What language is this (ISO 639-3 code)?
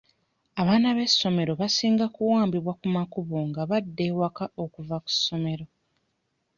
lug